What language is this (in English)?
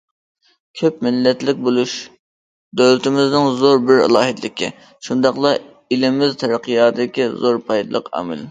Uyghur